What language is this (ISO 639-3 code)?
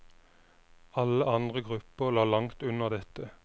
nor